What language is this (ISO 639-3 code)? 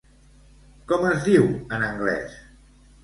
cat